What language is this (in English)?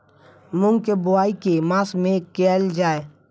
Maithili